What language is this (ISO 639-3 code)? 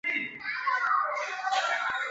zho